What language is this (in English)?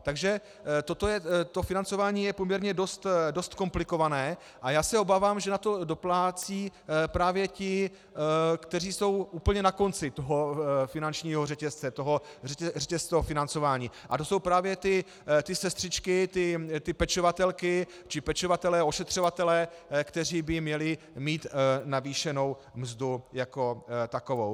Czech